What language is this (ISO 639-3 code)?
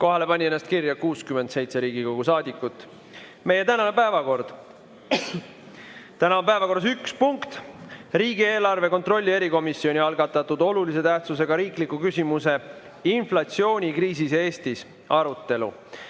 est